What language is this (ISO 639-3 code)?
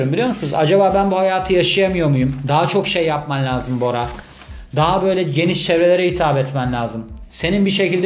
tur